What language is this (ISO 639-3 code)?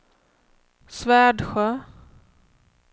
swe